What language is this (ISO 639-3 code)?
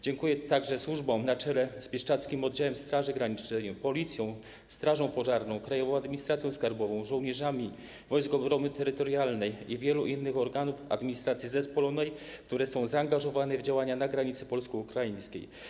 pol